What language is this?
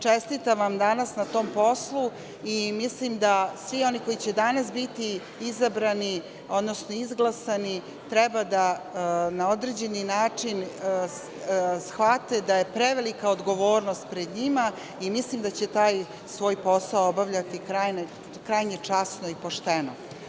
Serbian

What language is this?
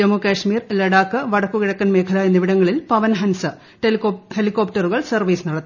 Malayalam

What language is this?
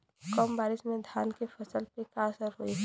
Bhojpuri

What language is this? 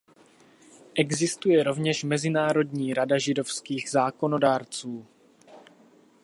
Czech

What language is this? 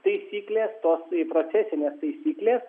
Lithuanian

